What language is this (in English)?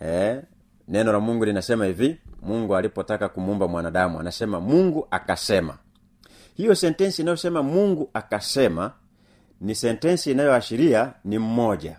Swahili